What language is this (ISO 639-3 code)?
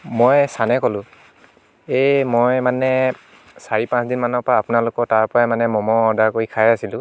asm